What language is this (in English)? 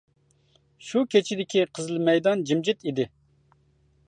Uyghur